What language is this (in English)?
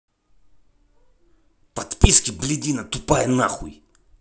Russian